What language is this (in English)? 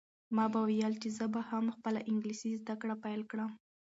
Pashto